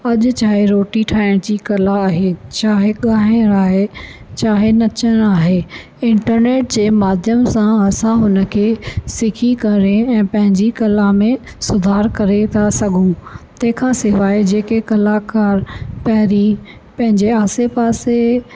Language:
Sindhi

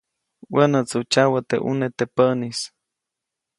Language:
Copainalá Zoque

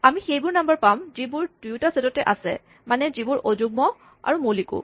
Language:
Assamese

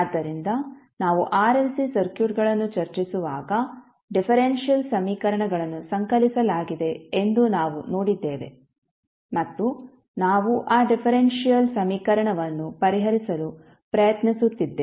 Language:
Kannada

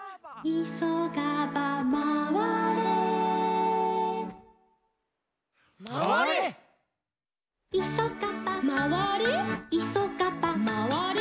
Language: Japanese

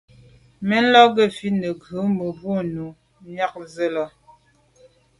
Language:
Medumba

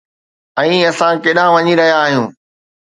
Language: Sindhi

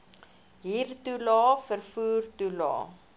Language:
Afrikaans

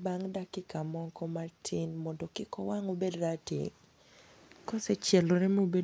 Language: Luo (Kenya and Tanzania)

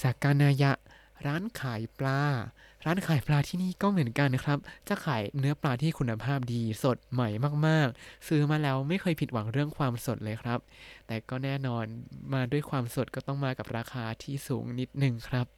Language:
Thai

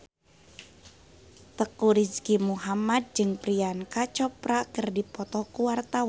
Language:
Sundanese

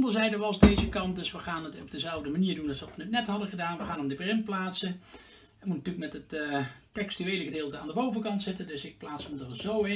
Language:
Dutch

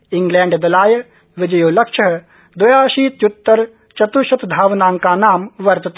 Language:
Sanskrit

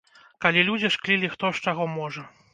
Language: Belarusian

